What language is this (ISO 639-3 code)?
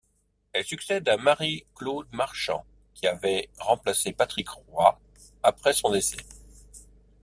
fra